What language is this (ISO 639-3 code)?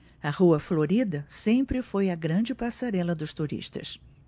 por